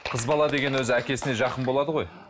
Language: Kazakh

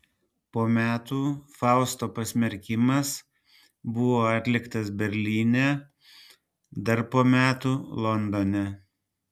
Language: Lithuanian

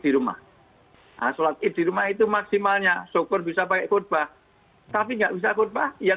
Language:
Indonesian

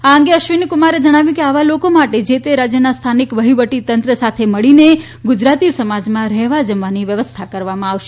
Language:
Gujarati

